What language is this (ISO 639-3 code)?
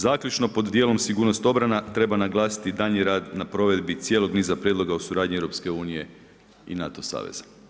hrv